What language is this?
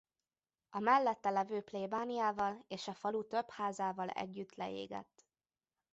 Hungarian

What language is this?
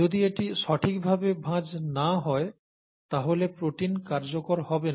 Bangla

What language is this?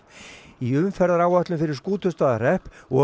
Icelandic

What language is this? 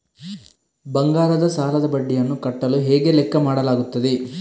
Kannada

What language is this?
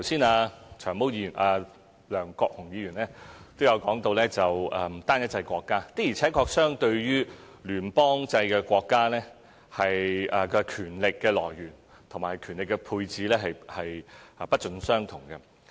Cantonese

